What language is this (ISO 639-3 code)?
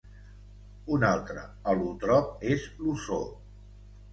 cat